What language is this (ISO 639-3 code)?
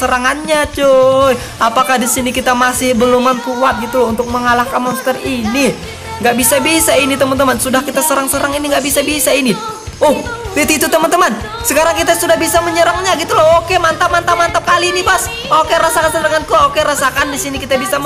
ind